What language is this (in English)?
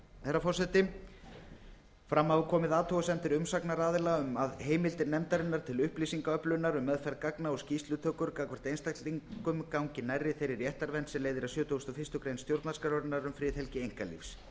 Icelandic